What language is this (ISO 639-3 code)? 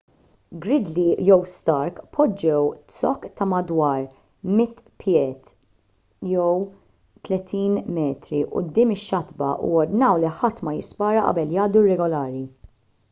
mlt